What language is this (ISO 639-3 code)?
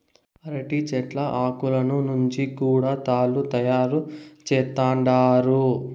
tel